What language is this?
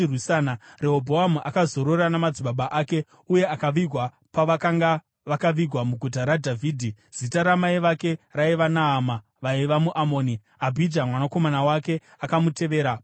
Shona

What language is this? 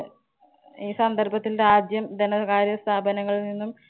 Malayalam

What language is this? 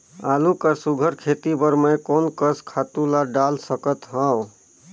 Chhattisgarhi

